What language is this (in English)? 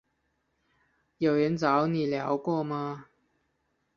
Chinese